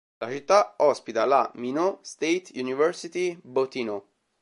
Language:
Italian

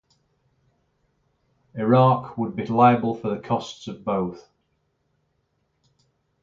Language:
English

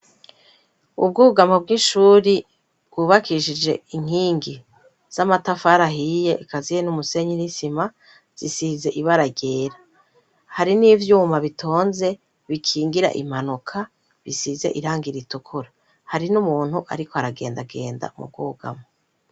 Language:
Rundi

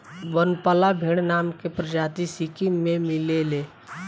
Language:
Bhojpuri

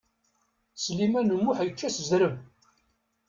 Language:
Kabyle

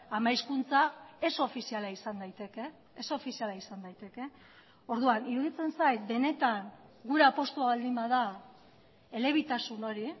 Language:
Basque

